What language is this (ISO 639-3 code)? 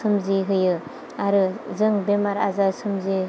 brx